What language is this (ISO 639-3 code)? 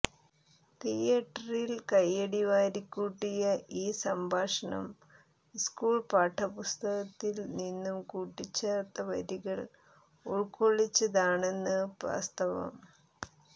mal